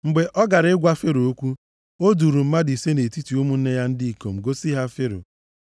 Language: Igbo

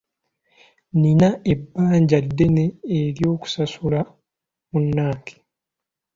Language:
Ganda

